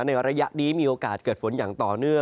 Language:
Thai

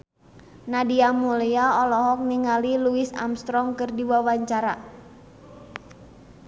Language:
Sundanese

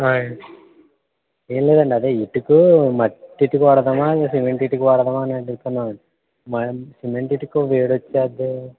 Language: Telugu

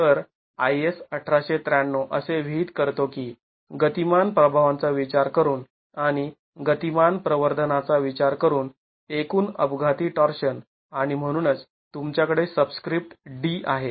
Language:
Marathi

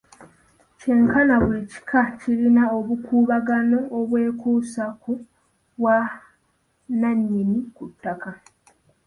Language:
Ganda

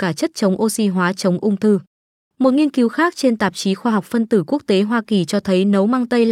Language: Vietnamese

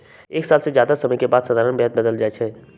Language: Magahi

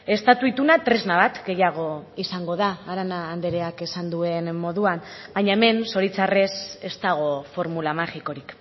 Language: Basque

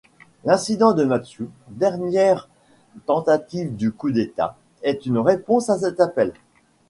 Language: French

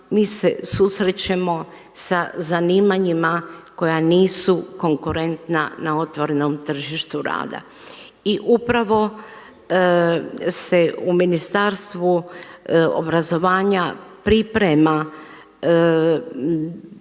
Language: Croatian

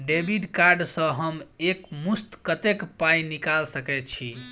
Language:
Maithili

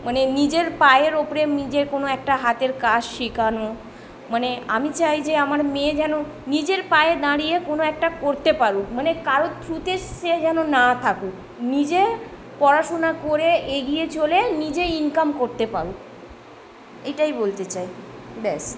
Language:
Bangla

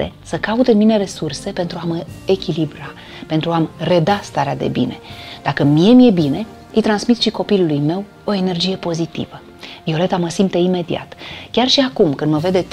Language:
Romanian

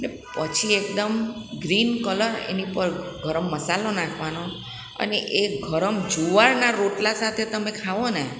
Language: Gujarati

